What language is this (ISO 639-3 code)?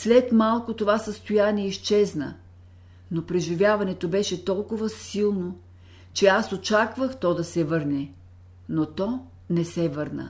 bul